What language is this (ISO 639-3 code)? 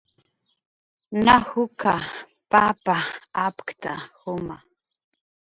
jqr